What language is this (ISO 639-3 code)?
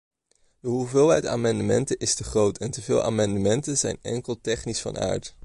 nld